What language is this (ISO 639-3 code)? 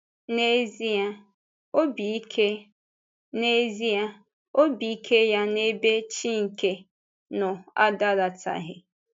ibo